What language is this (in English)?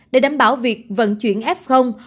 Vietnamese